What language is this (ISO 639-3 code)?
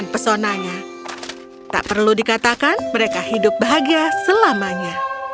ind